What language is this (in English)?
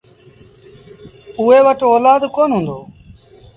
Sindhi Bhil